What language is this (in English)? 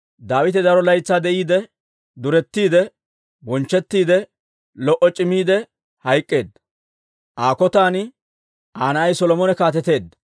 Dawro